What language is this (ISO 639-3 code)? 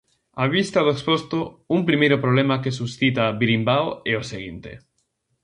glg